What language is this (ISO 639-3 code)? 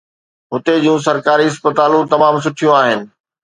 snd